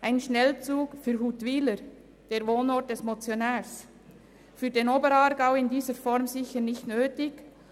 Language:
Swiss German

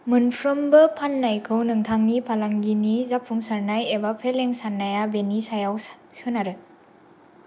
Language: Bodo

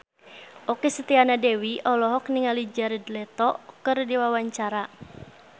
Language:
Sundanese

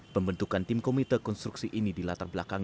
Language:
Indonesian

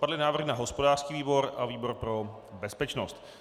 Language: Czech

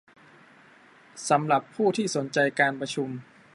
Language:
Thai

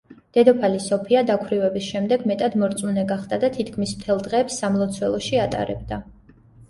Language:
Georgian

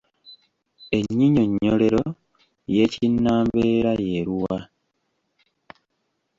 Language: Ganda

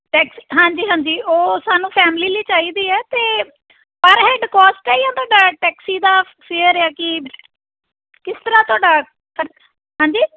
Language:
Punjabi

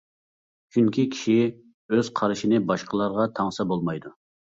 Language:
Uyghur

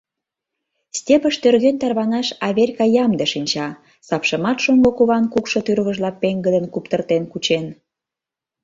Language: Mari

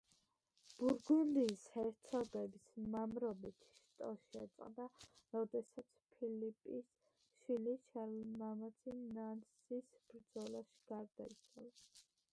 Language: Georgian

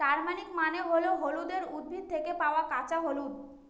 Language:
Bangla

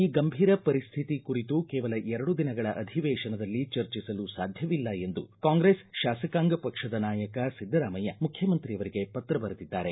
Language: Kannada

